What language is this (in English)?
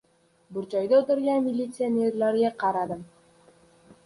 Uzbek